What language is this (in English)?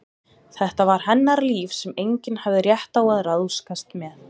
Icelandic